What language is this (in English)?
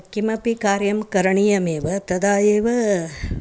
Sanskrit